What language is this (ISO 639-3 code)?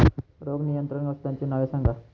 mar